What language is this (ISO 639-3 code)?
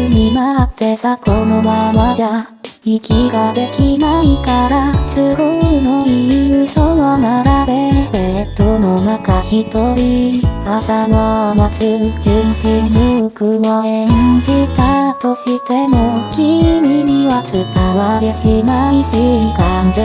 jpn